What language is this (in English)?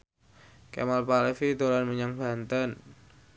Javanese